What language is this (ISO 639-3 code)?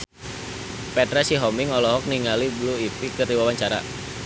sun